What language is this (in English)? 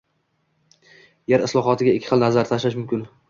Uzbek